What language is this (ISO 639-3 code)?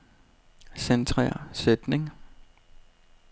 dan